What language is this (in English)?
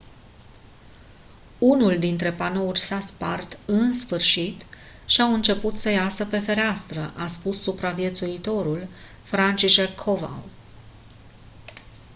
Romanian